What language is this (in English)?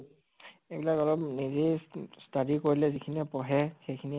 Assamese